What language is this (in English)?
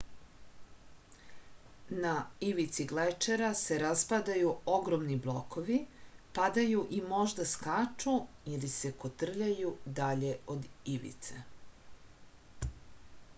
Serbian